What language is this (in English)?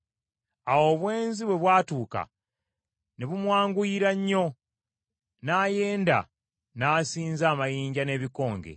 Ganda